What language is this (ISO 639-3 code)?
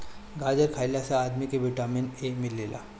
bho